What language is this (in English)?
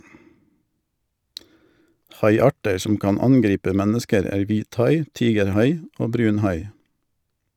Norwegian